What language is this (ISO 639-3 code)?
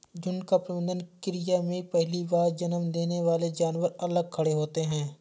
hin